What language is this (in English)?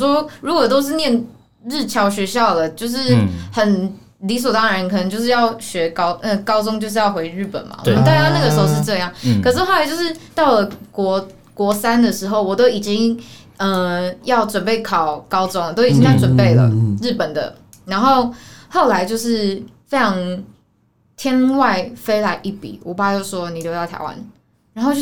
Chinese